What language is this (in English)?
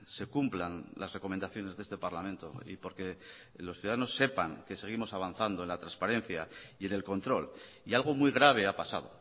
Spanish